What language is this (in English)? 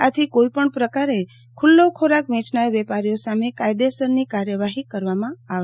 Gujarati